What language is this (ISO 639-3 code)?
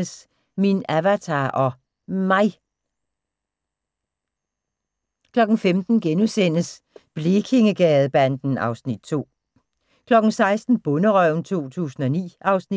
dan